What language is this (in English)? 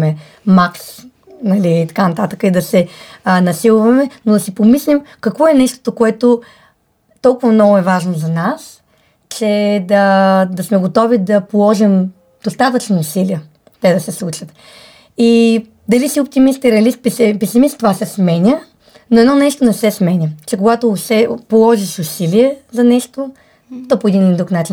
Bulgarian